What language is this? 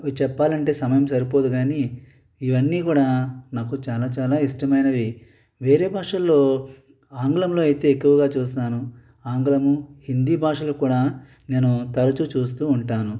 Telugu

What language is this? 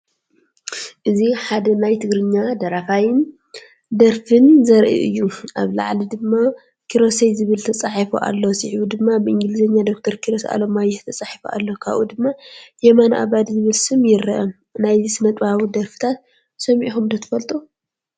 Tigrinya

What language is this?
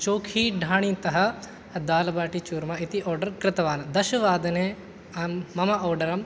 Sanskrit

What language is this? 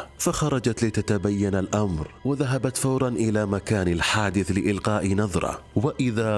Arabic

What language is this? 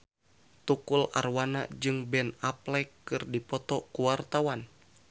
Sundanese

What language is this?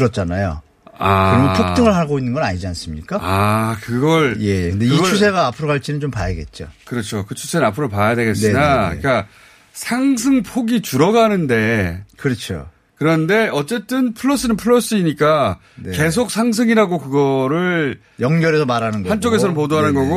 Korean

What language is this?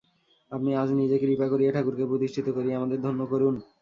Bangla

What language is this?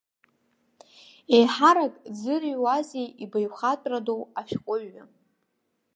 Abkhazian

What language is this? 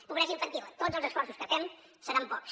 Catalan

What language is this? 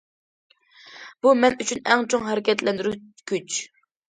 Uyghur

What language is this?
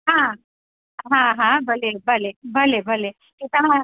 Sindhi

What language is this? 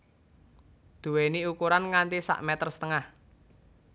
Javanese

